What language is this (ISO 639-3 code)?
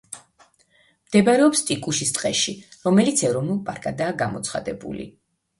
kat